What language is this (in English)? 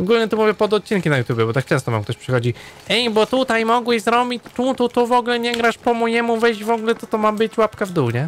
Polish